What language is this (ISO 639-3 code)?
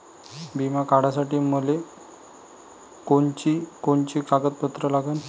mar